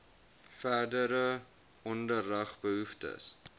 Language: Afrikaans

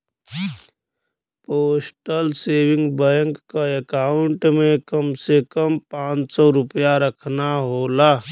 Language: Bhojpuri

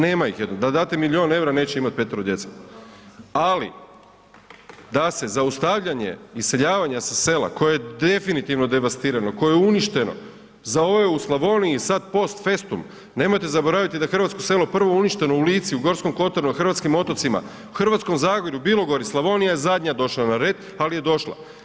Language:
Croatian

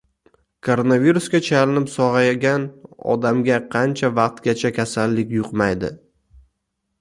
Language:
Uzbek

